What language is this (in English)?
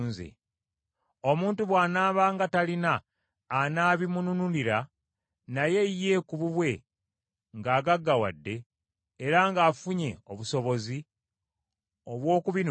Ganda